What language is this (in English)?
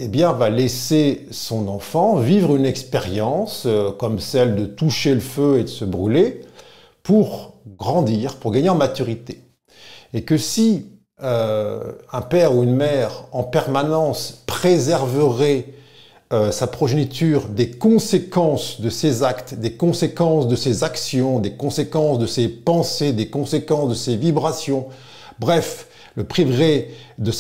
French